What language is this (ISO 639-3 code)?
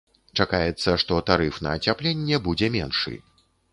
bel